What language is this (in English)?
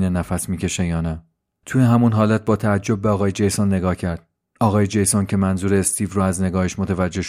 Persian